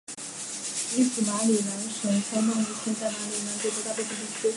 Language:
Chinese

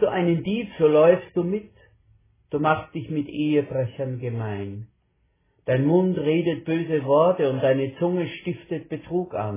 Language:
German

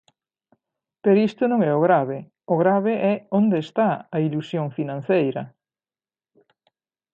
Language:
Galician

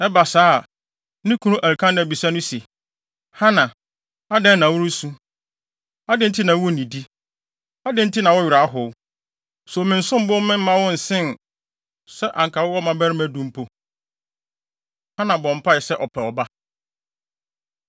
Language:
Akan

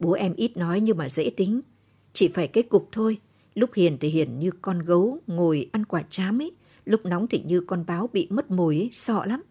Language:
Vietnamese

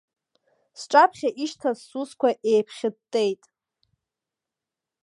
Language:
Abkhazian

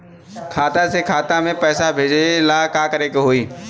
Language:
Bhojpuri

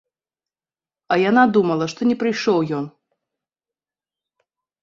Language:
Belarusian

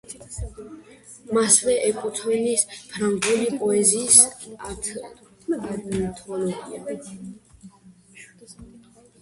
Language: Georgian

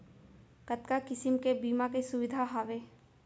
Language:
Chhattisgarhi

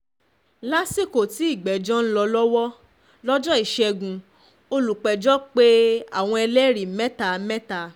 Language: Yoruba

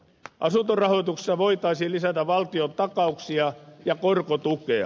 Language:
Finnish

